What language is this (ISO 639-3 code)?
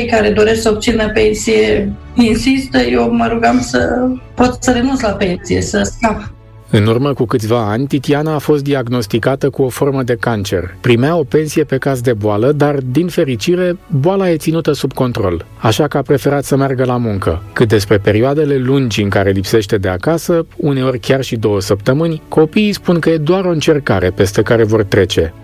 ron